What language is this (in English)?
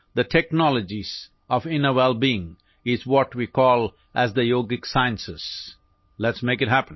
Urdu